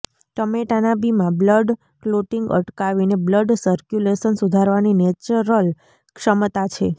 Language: Gujarati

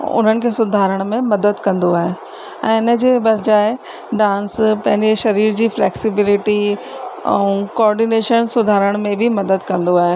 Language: Sindhi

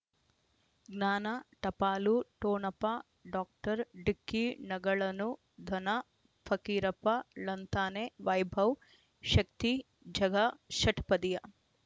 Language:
Kannada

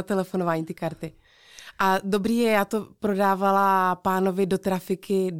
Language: Czech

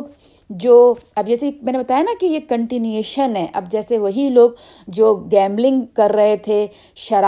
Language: Urdu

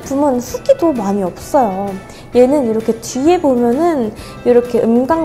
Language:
Korean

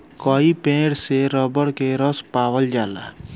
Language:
Bhojpuri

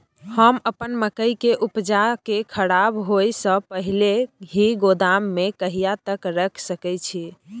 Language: Maithili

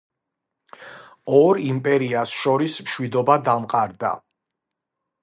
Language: Georgian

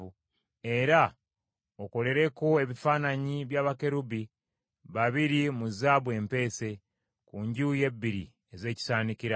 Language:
Ganda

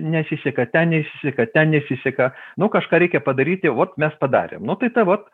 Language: Lithuanian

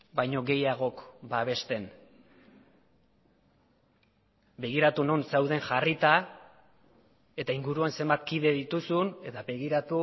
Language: Basque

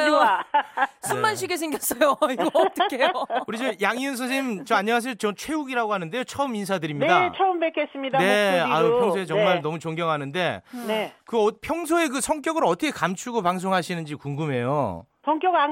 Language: Korean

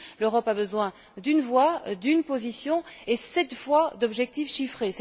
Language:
French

